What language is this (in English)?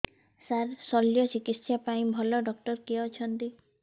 Odia